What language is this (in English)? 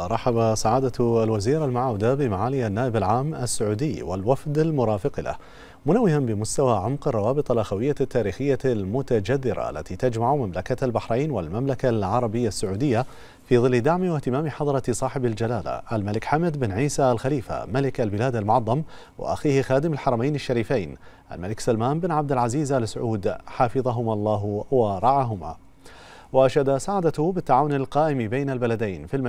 Arabic